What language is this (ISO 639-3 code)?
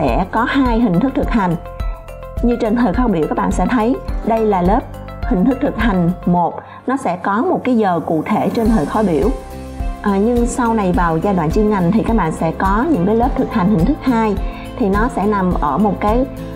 vie